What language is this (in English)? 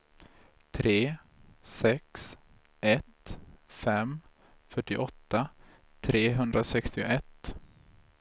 Swedish